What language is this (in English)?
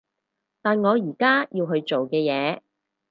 Cantonese